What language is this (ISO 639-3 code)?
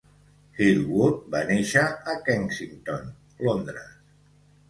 cat